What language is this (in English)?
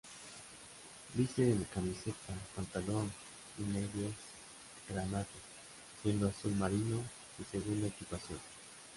Spanish